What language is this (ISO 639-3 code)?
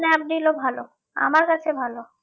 ben